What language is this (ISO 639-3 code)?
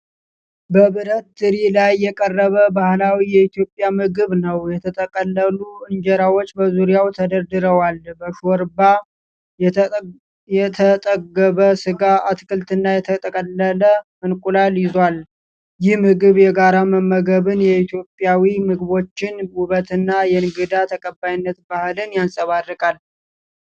amh